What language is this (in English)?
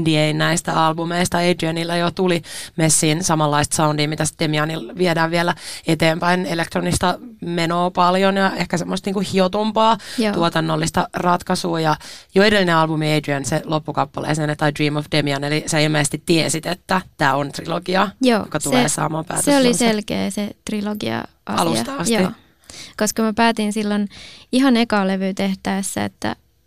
Finnish